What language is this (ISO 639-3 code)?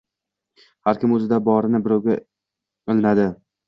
uzb